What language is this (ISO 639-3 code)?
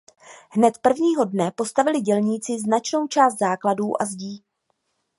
ces